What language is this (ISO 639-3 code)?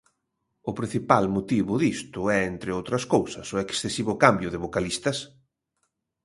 glg